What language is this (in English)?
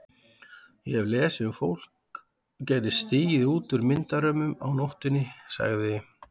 Icelandic